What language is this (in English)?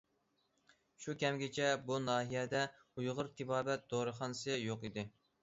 Uyghur